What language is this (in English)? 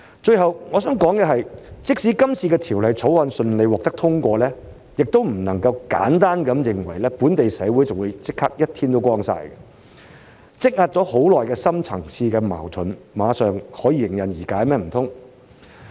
Cantonese